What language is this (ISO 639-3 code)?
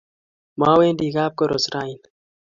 kln